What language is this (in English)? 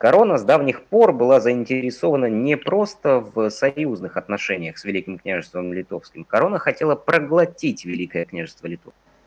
Russian